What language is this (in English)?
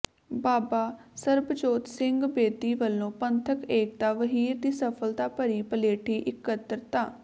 Punjabi